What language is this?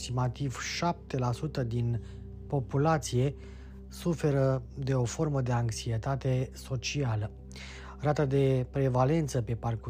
Romanian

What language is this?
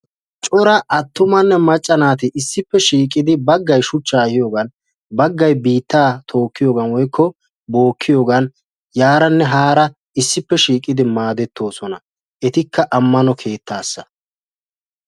Wolaytta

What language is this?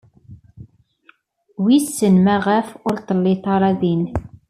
Kabyle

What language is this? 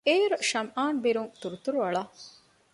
Divehi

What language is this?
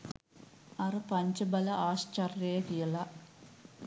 Sinhala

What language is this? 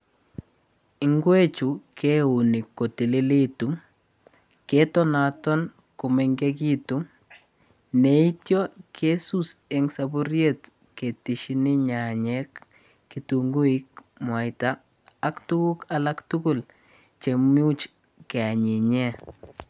Kalenjin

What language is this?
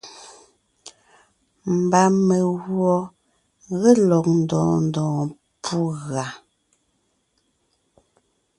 Ngiemboon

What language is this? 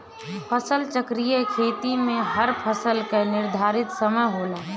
Bhojpuri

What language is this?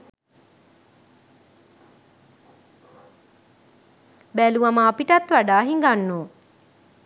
Sinhala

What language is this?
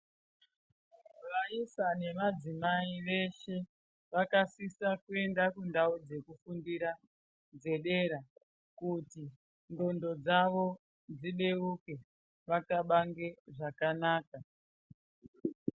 Ndau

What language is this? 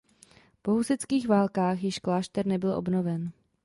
Czech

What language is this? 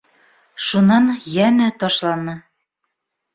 Bashkir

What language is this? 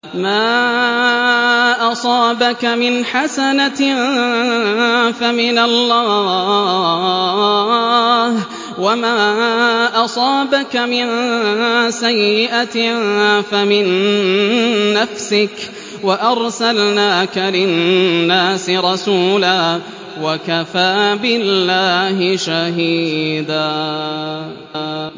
Arabic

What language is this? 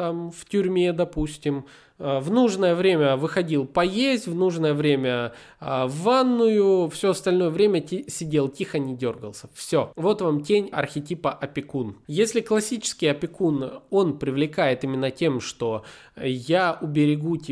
Russian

